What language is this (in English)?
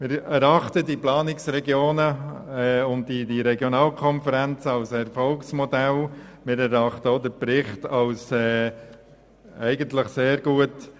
Swiss German